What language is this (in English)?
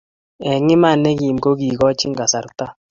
Kalenjin